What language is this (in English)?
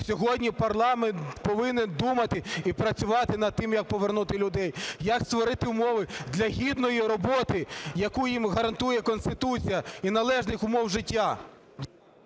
Ukrainian